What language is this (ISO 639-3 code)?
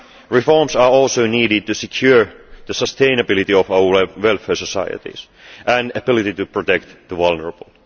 eng